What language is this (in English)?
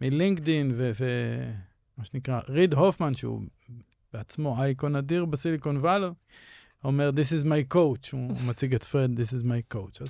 Hebrew